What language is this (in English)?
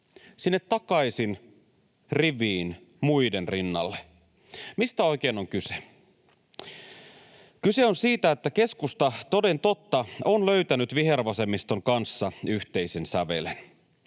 Finnish